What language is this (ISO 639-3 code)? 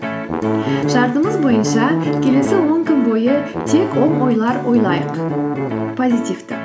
kaz